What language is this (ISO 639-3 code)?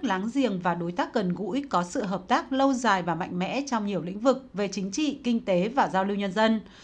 vie